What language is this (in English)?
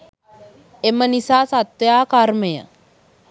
Sinhala